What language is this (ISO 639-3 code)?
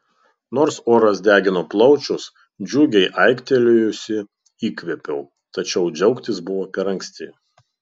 lit